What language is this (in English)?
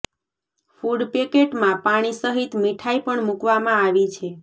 Gujarati